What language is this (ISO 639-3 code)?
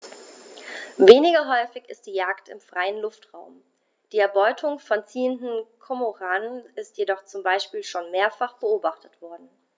deu